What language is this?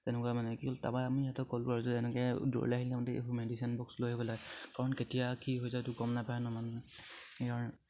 Assamese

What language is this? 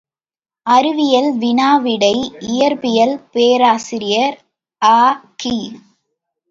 Tamil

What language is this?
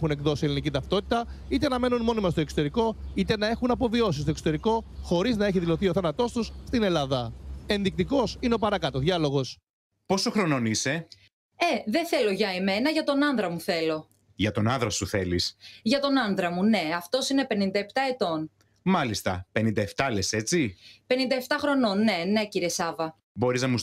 Greek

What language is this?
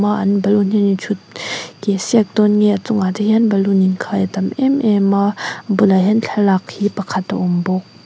Mizo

